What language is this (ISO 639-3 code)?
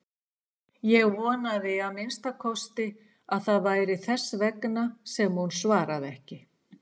isl